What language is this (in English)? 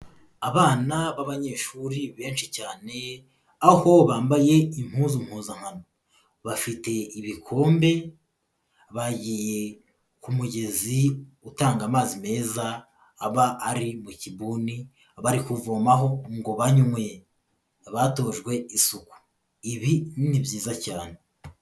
Kinyarwanda